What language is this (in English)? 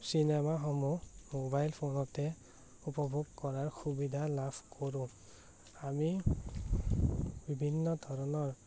Assamese